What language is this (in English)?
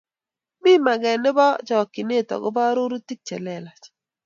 Kalenjin